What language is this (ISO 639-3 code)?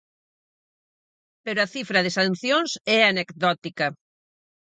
glg